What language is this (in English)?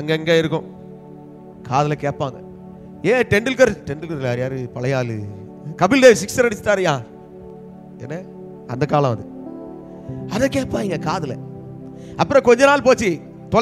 Hindi